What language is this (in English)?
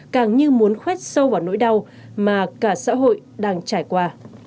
Vietnamese